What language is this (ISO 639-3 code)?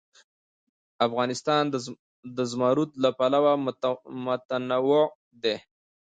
pus